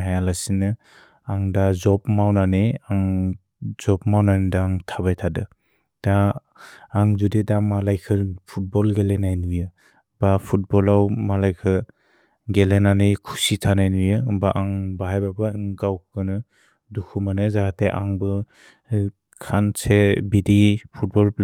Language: Bodo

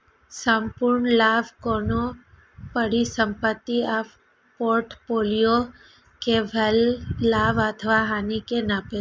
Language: Maithili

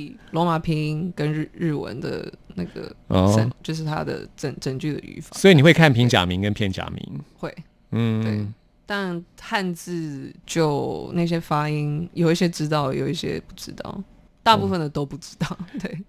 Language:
Chinese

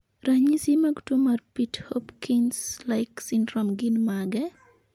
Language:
Luo (Kenya and Tanzania)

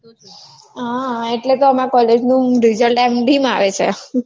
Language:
Gujarati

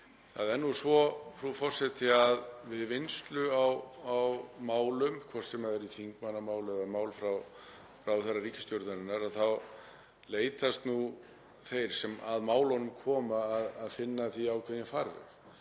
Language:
Icelandic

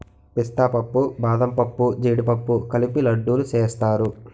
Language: Telugu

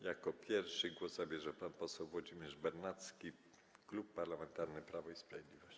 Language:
Polish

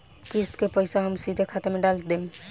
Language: Bhojpuri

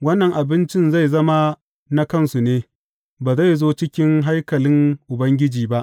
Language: Hausa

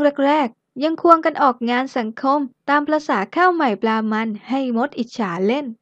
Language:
Thai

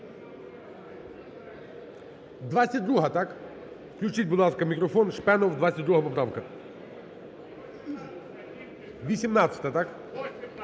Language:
Ukrainian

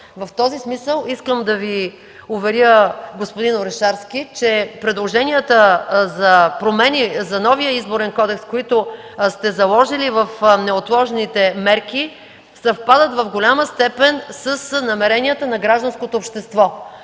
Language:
Bulgarian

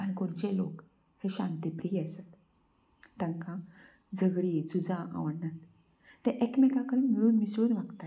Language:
Konkani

